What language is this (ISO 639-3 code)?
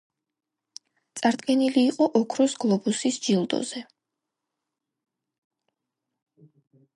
kat